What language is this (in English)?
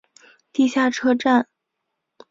Chinese